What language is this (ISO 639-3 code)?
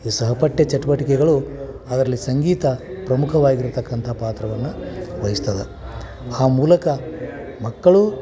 kan